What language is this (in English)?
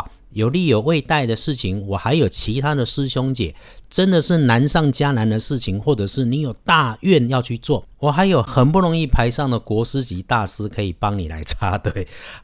Chinese